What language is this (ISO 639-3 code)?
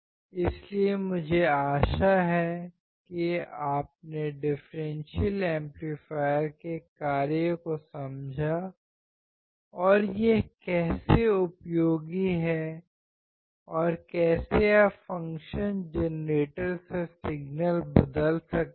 hin